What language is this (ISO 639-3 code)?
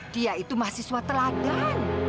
ind